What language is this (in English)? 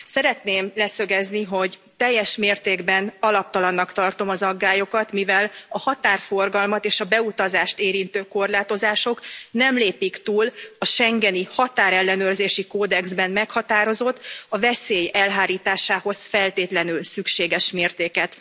Hungarian